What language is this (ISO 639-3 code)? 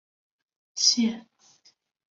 zho